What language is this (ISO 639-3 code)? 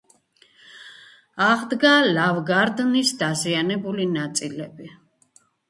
kat